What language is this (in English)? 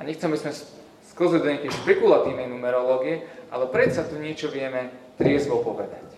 Slovak